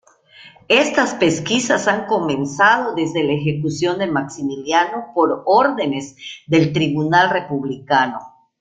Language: Spanish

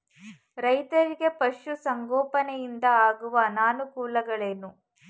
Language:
Kannada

